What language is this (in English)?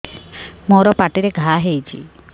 Odia